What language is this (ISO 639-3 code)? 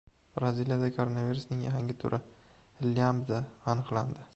uzb